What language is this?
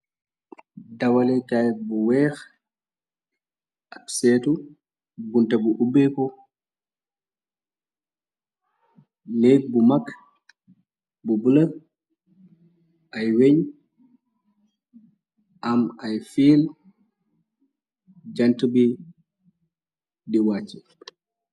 Wolof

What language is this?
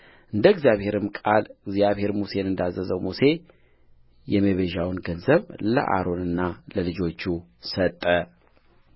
Amharic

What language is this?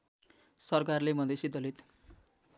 Nepali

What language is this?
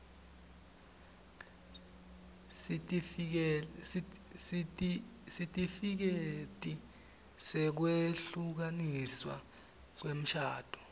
Swati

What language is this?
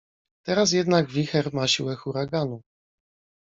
Polish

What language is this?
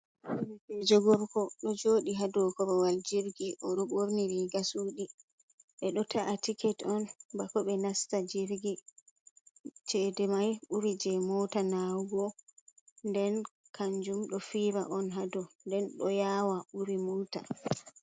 Fula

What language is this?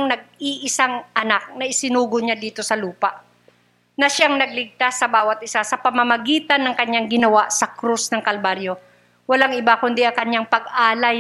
Filipino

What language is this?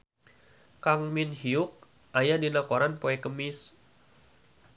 Sundanese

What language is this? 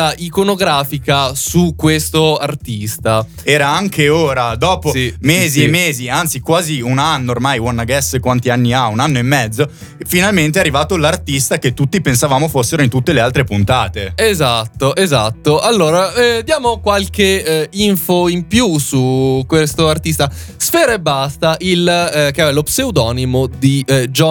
Italian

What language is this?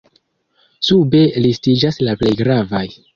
Esperanto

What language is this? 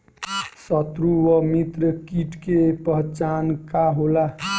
Bhojpuri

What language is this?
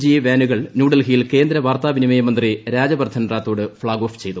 Malayalam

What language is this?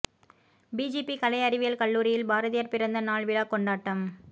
Tamil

